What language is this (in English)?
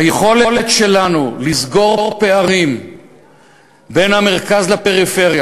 Hebrew